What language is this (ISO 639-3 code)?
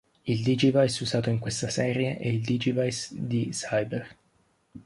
ita